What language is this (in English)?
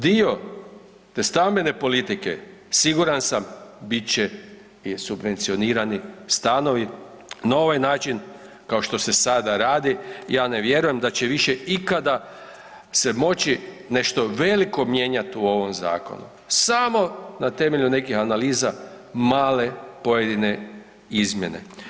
Croatian